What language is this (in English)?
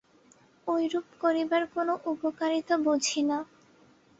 Bangla